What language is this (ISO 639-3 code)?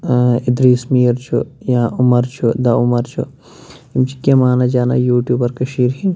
kas